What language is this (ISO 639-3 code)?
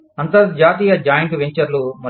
tel